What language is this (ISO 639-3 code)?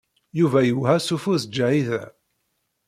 kab